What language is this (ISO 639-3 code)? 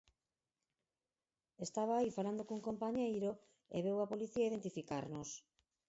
glg